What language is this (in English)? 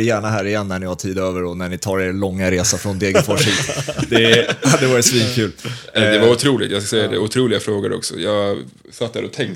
Swedish